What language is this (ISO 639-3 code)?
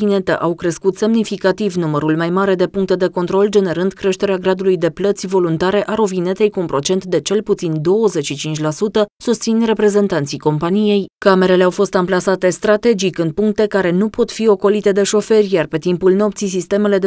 ron